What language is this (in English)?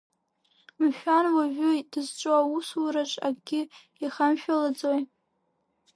Abkhazian